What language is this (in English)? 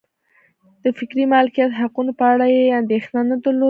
Pashto